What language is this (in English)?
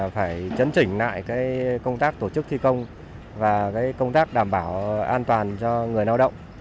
Vietnamese